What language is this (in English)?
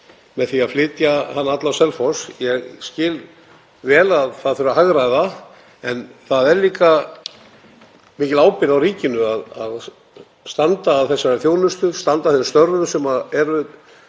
Icelandic